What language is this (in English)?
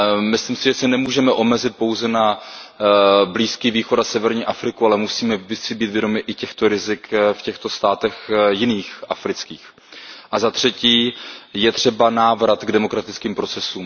Czech